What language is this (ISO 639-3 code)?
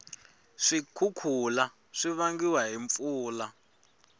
tso